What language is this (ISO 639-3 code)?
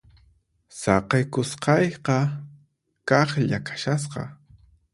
qxp